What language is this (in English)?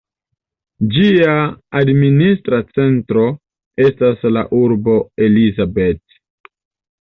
Esperanto